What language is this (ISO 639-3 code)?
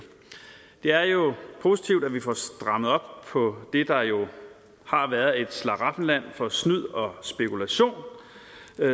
dan